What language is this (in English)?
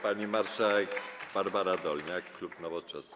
Polish